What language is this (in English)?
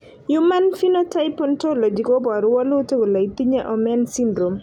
Kalenjin